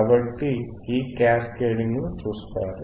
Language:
Telugu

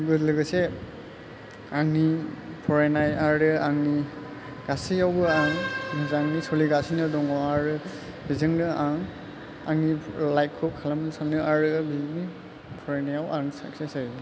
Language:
Bodo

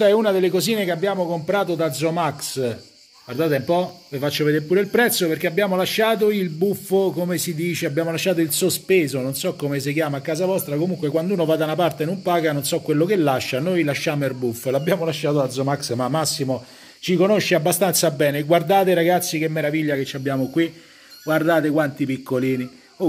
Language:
Italian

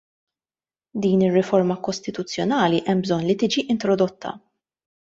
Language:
Maltese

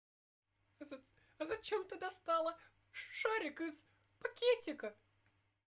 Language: Russian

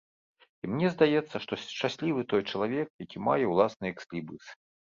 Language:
Belarusian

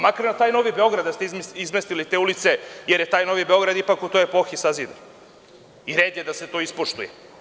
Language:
Serbian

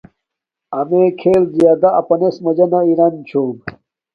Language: Domaaki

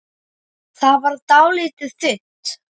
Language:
Icelandic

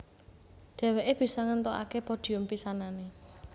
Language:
Javanese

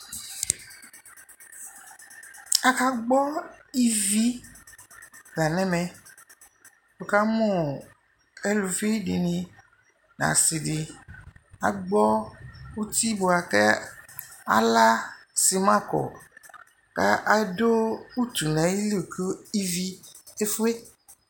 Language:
Ikposo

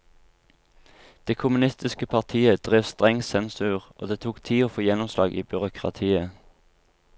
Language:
Norwegian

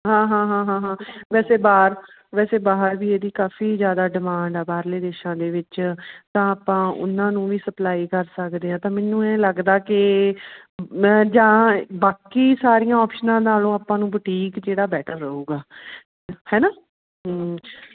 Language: Punjabi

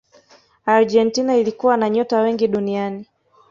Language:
Swahili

